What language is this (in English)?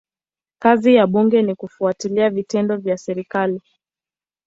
Swahili